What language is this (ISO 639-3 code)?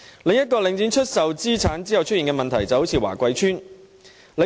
yue